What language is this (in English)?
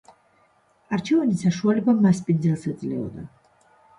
Georgian